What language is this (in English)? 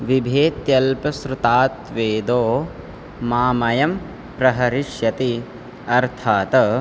Sanskrit